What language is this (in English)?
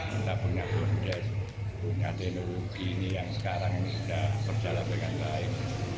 Indonesian